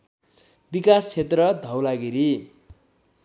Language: Nepali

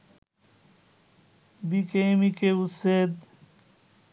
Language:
Bangla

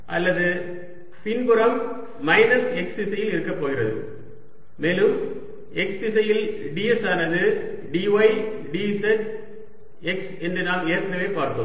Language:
Tamil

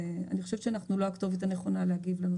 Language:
Hebrew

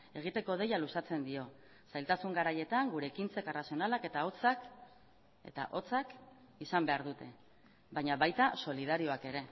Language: Basque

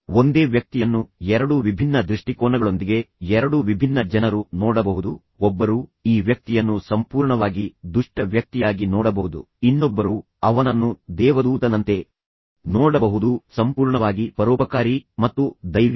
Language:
Kannada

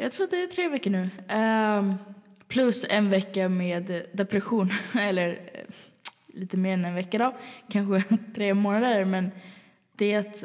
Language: Swedish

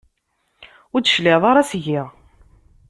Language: Kabyle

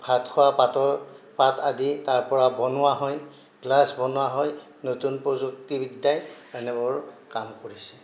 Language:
Assamese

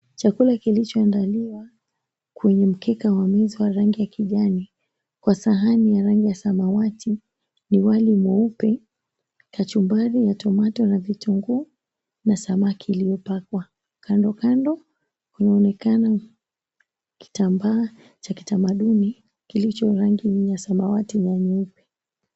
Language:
Swahili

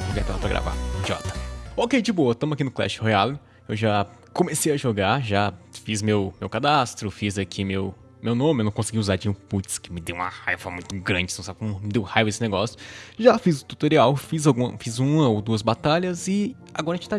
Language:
Portuguese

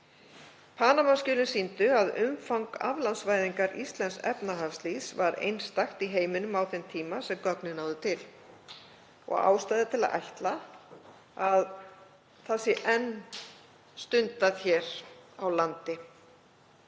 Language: Icelandic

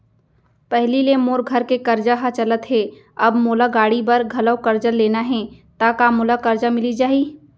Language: Chhattisgarhi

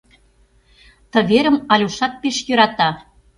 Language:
Mari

